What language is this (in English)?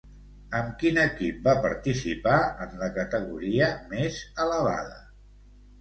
Catalan